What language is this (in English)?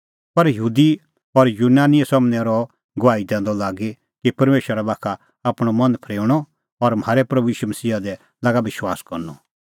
Kullu Pahari